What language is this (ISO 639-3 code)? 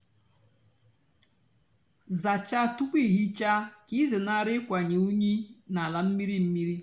ibo